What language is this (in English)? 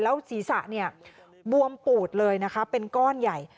Thai